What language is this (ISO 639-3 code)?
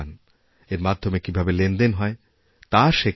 ben